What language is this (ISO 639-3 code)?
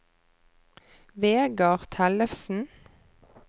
nor